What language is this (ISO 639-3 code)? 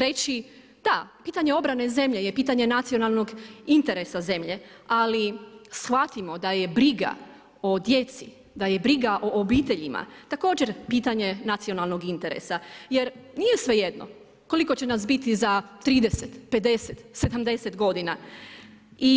hrv